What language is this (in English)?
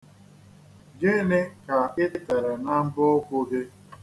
Igbo